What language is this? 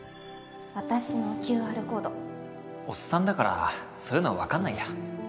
Japanese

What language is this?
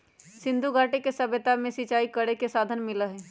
Magahi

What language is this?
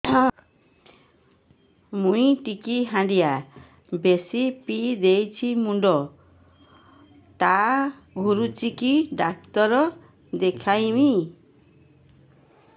Odia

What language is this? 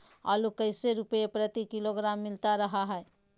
Magahi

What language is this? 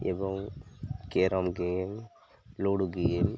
Odia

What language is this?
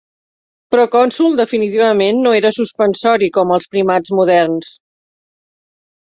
Catalan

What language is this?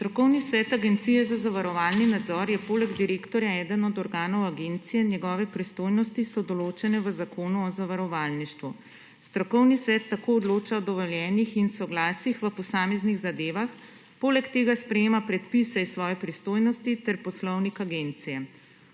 Slovenian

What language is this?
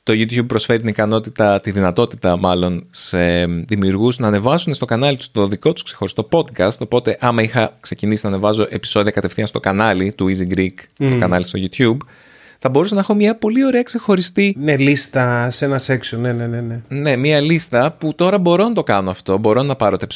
Greek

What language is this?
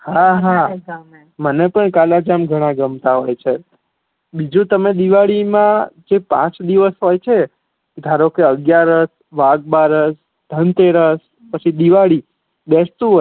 Gujarati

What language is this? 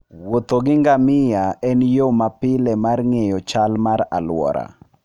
Luo (Kenya and Tanzania)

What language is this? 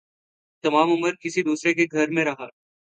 Urdu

